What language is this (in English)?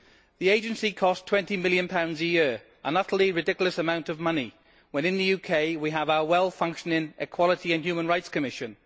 English